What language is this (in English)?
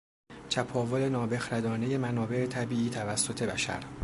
Persian